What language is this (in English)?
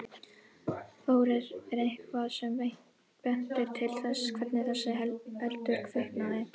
Icelandic